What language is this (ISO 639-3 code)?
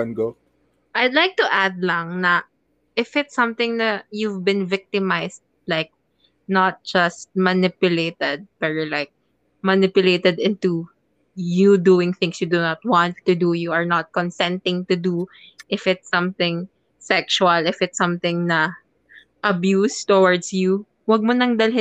fil